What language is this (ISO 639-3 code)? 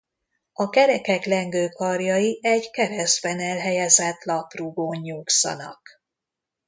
hun